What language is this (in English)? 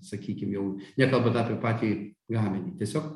Lithuanian